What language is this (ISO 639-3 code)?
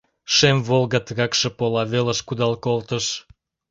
chm